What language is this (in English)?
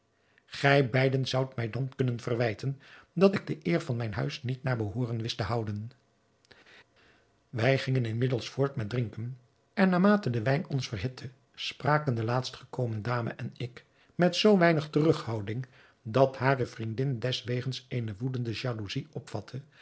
Dutch